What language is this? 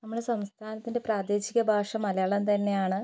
Malayalam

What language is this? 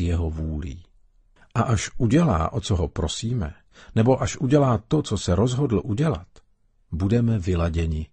Czech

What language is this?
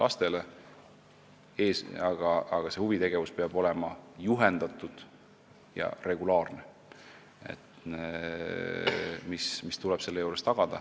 Estonian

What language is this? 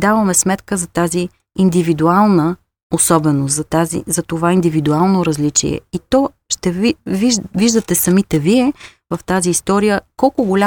Bulgarian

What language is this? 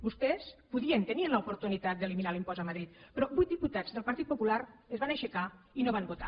Catalan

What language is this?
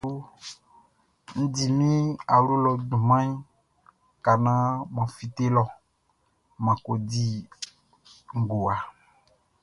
Baoulé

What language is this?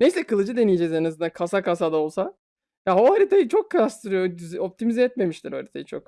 Turkish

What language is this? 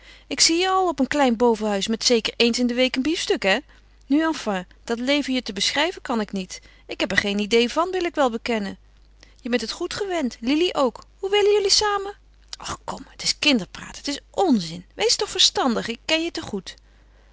Dutch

